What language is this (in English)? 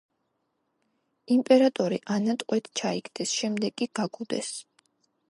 Georgian